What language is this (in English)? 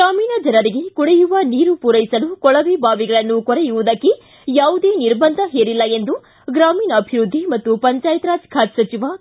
Kannada